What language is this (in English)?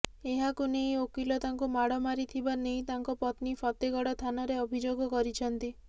Odia